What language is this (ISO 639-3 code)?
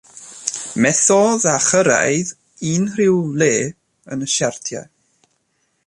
cym